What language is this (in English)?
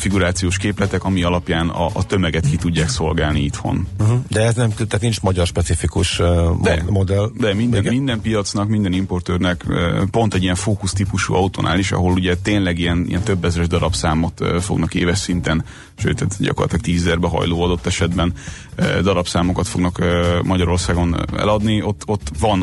Hungarian